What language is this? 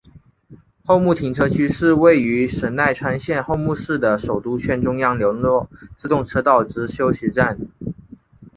Chinese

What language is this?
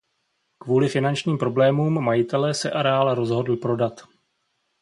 Czech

